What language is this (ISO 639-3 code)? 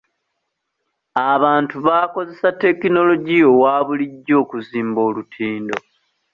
lug